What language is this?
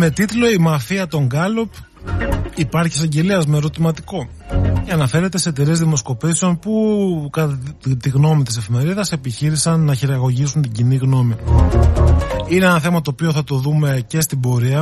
Greek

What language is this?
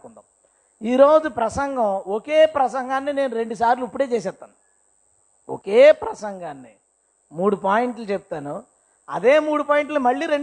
Telugu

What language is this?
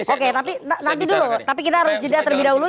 Indonesian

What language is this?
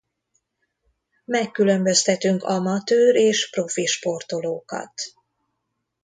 Hungarian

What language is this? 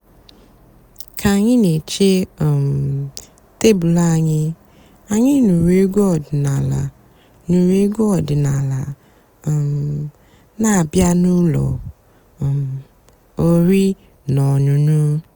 Igbo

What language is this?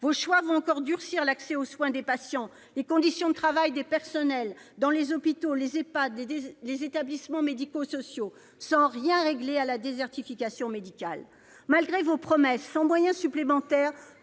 French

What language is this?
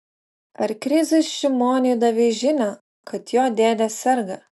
Lithuanian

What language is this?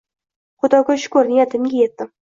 Uzbek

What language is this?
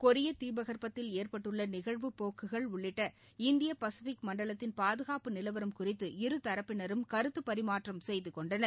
Tamil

